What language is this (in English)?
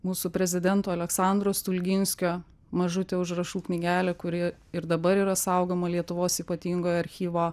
Lithuanian